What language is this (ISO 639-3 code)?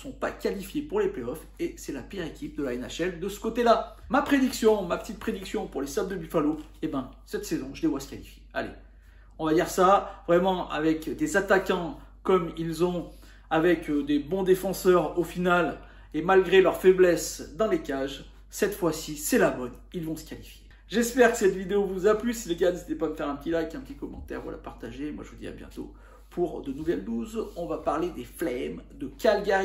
fra